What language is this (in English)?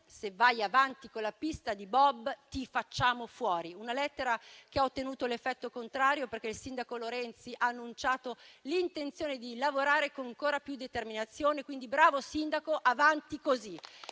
Italian